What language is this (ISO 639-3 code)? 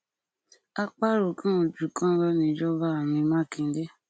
yor